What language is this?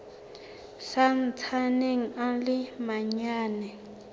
Southern Sotho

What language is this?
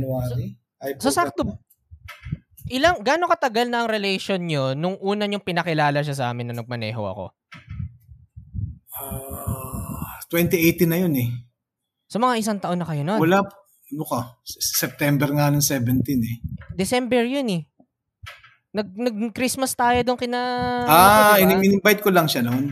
Filipino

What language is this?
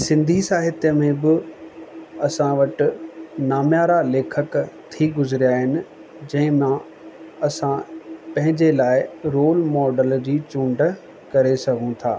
Sindhi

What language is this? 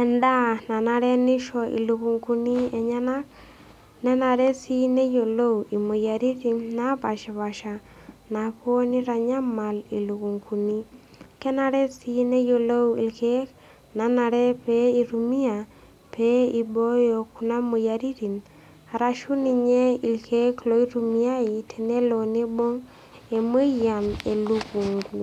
Masai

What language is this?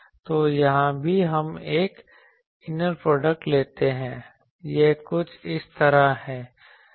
Hindi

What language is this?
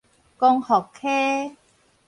Min Nan Chinese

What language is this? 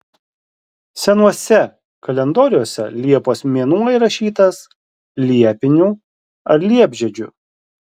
Lithuanian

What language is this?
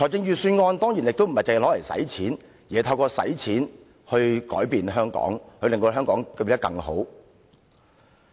Cantonese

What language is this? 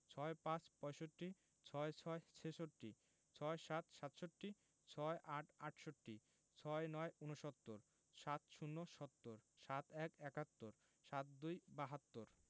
Bangla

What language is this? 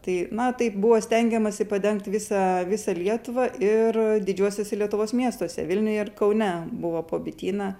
Lithuanian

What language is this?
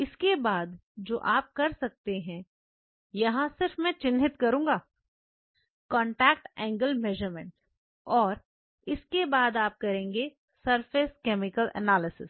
Hindi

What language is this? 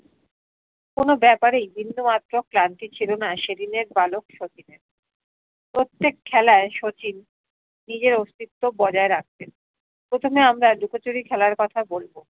Bangla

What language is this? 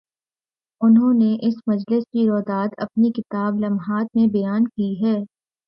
Urdu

